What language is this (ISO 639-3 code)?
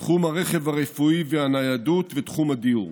heb